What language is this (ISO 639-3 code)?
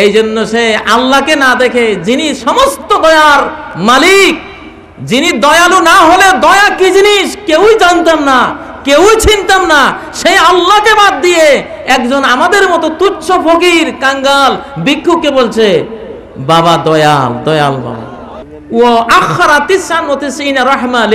ara